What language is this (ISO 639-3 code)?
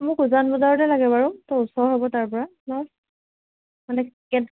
asm